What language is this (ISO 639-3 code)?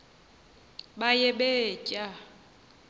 xho